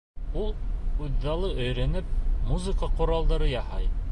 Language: Bashkir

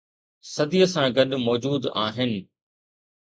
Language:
Sindhi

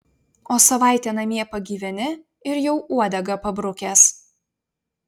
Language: Lithuanian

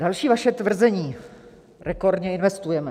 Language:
Czech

